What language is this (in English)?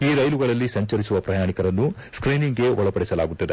Kannada